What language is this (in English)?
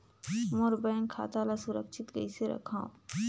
Chhattisgarhi